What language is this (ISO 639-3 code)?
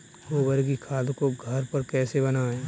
hin